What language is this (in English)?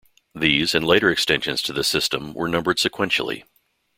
English